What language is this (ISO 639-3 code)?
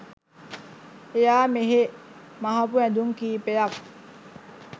sin